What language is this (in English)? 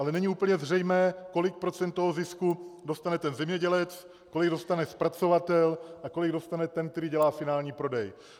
Czech